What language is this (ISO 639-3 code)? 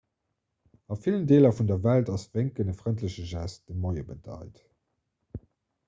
ltz